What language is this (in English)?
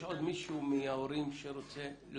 Hebrew